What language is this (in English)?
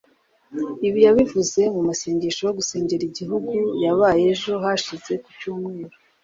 Kinyarwanda